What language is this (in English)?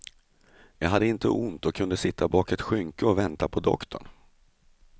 Swedish